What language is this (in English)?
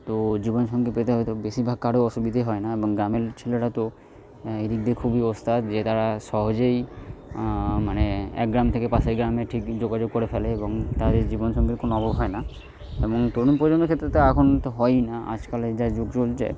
Bangla